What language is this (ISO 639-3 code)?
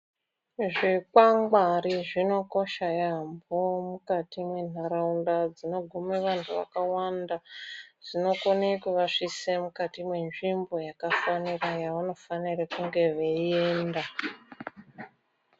ndc